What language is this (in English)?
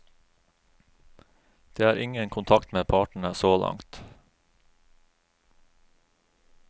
Norwegian